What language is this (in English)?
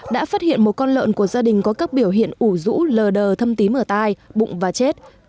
Vietnamese